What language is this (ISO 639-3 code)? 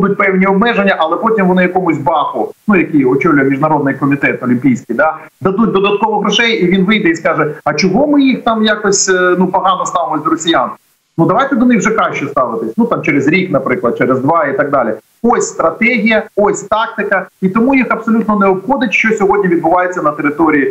ukr